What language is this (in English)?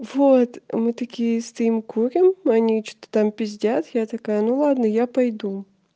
Russian